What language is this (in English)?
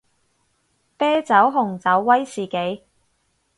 Cantonese